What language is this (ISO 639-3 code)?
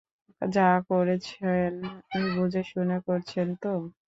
ben